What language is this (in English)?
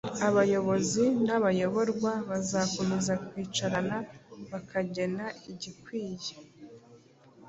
Kinyarwanda